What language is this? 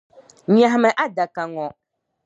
Dagbani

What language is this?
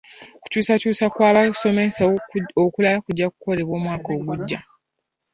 Ganda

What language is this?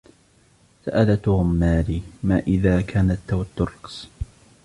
Arabic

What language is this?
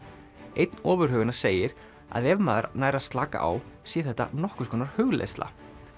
Icelandic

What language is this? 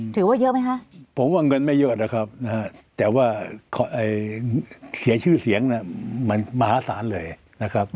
Thai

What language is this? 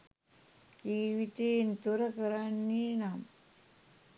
Sinhala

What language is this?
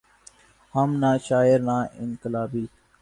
Urdu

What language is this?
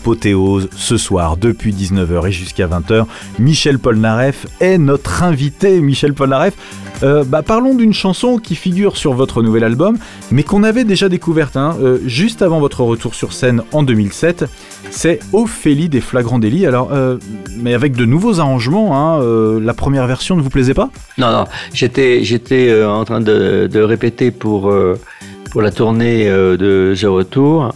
French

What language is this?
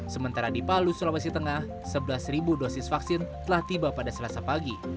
Indonesian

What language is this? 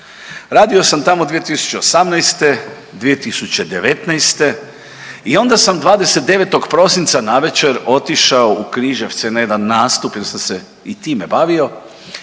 Croatian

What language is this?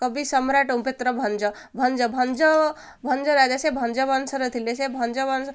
Odia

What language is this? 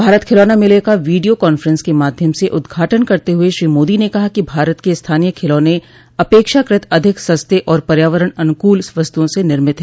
Hindi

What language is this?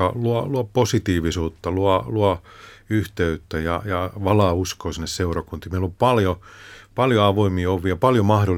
Finnish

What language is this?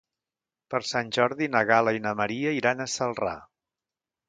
Catalan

